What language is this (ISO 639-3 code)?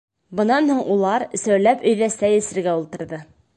bak